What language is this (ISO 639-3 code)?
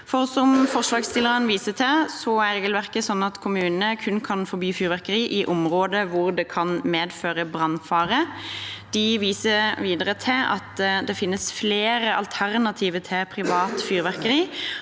nor